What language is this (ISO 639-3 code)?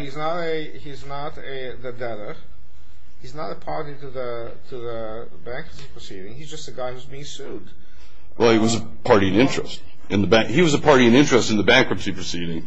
eng